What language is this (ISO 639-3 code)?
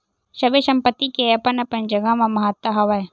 hne